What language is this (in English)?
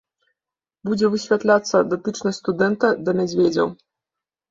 Belarusian